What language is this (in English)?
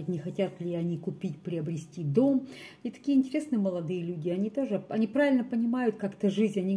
Russian